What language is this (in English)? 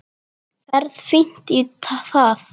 Icelandic